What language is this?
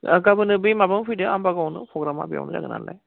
Bodo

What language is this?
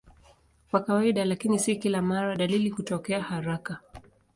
Swahili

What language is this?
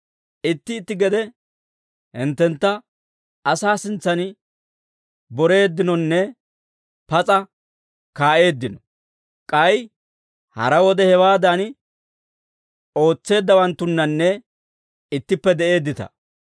Dawro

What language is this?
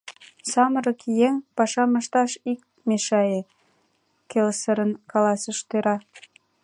Mari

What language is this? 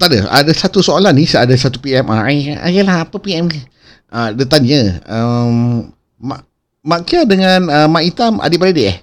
Malay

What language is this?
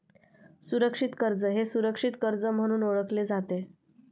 Marathi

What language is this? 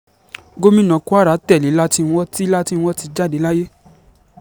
Yoruba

